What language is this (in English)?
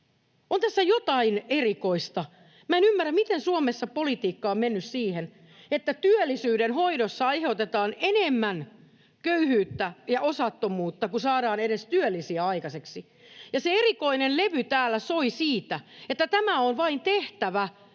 Finnish